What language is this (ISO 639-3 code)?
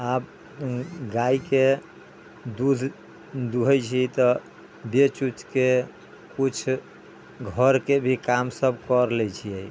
mai